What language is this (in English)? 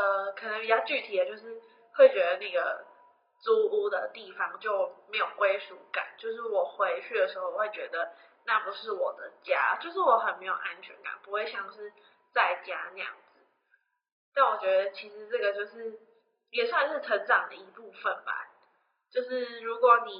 Chinese